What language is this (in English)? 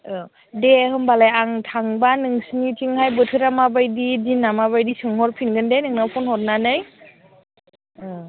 Bodo